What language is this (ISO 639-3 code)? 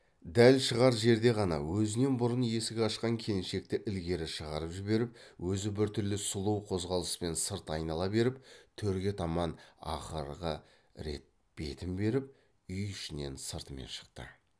kaz